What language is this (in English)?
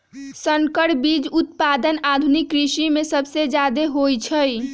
Magahi